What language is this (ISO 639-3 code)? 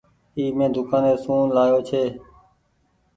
gig